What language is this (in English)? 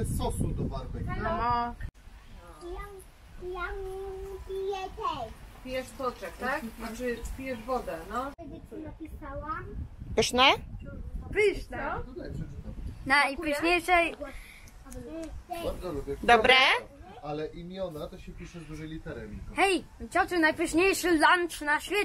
Polish